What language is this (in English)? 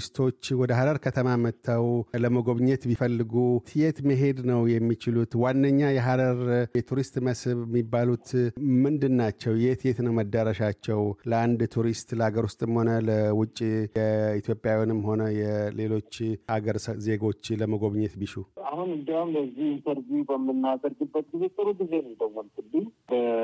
Amharic